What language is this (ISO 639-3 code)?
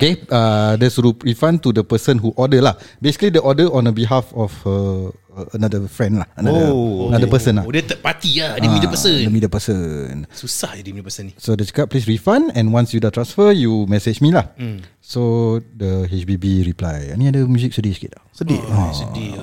msa